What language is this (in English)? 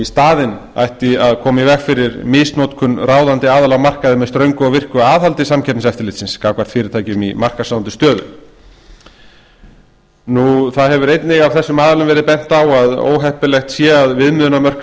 Icelandic